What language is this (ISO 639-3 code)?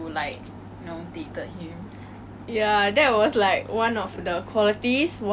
eng